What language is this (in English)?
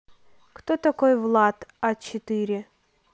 Russian